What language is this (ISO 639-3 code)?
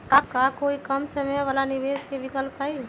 mag